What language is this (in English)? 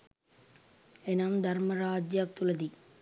Sinhala